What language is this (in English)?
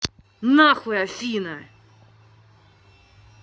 Russian